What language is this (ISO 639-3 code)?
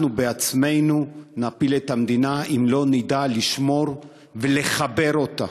heb